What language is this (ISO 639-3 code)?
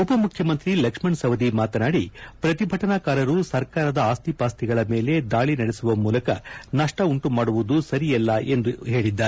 kan